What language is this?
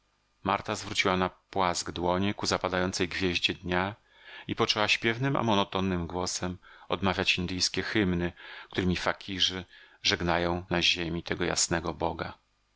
Polish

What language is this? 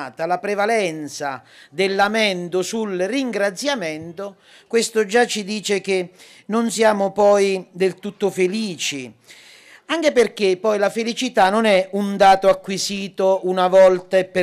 Italian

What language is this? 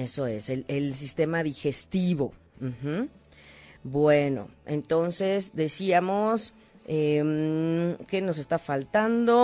Spanish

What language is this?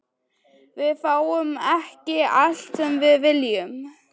Icelandic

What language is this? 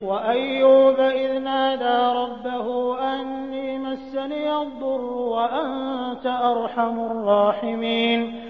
Arabic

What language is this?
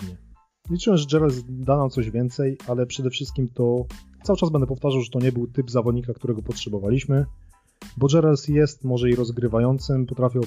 Polish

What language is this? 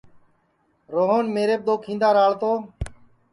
Sansi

